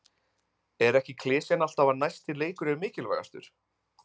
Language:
Icelandic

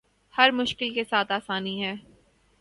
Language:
Urdu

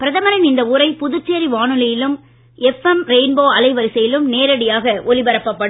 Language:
Tamil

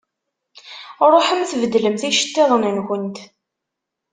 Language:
Kabyle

